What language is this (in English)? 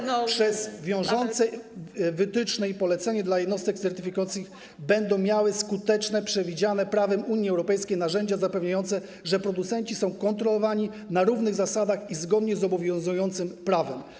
Polish